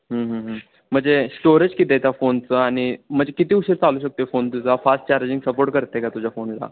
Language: Marathi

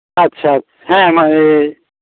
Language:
Santali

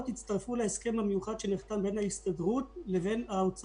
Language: Hebrew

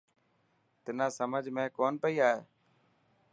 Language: Dhatki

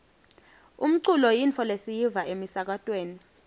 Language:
Swati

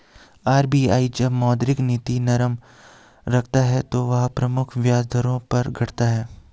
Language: Hindi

